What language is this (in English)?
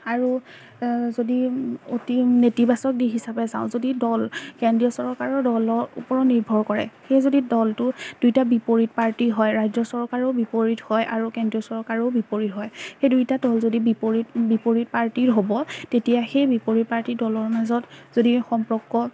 Assamese